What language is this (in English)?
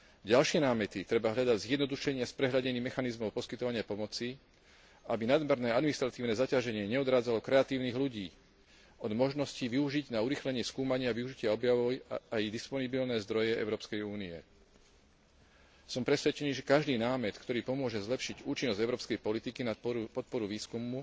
Slovak